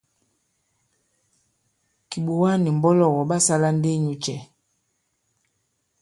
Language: Bankon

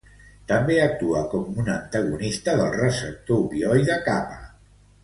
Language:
Catalan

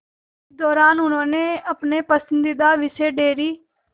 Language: Hindi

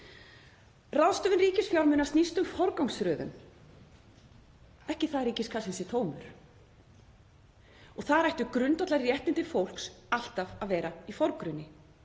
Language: Icelandic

